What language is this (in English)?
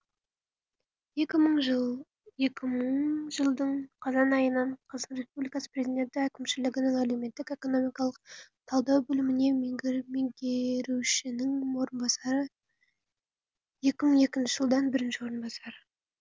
Kazakh